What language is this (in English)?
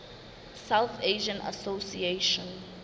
Southern Sotho